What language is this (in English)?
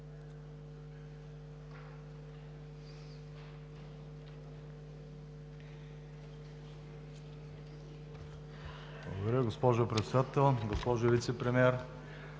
Bulgarian